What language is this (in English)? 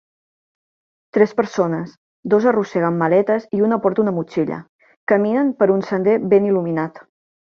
Catalan